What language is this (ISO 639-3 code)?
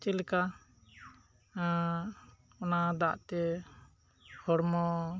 sat